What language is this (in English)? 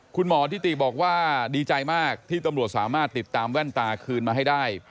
Thai